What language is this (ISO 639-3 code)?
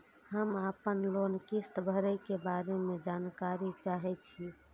mai